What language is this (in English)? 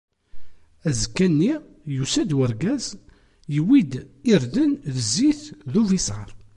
Kabyle